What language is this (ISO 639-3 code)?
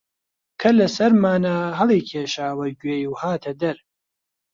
ckb